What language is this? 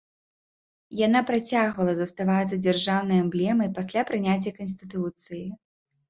Belarusian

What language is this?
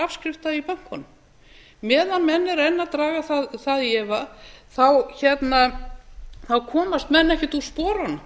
Icelandic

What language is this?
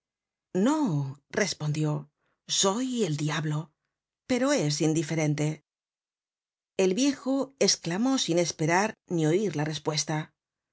Spanish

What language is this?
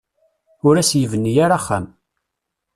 Kabyle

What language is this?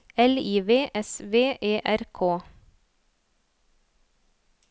Norwegian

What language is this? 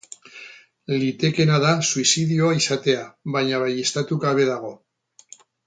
Basque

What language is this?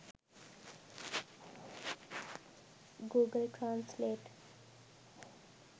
Sinhala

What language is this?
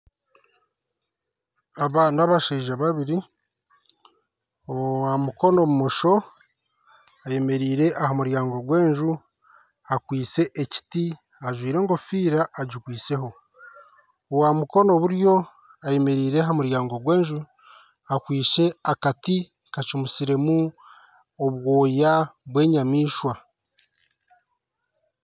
Nyankole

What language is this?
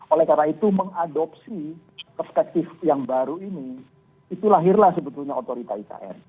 Indonesian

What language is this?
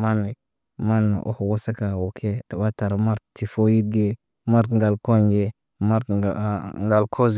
Naba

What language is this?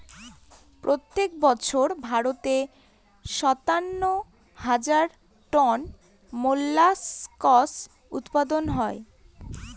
Bangla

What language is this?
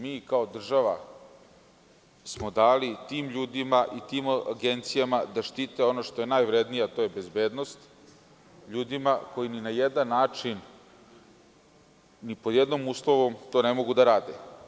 Serbian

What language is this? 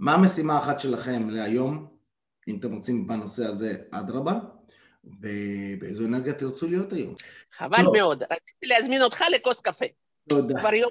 Hebrew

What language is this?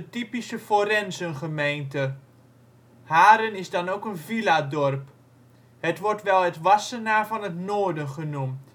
Dutch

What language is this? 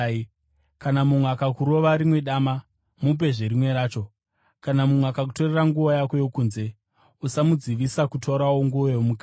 Shona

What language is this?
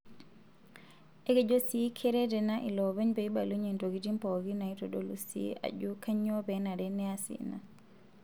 Masai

